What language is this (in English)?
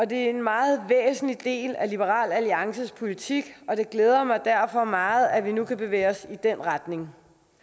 Danish